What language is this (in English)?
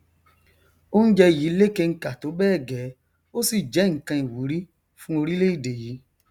Yoruba